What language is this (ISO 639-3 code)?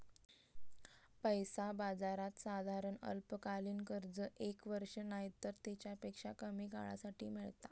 mar